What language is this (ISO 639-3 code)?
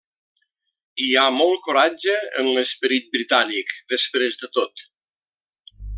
cat